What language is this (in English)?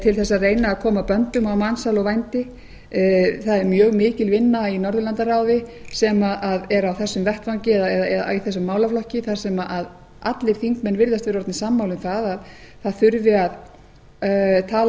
Icelandic